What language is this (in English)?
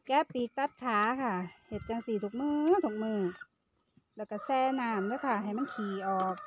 Thai